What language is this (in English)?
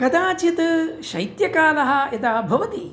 Sanskrit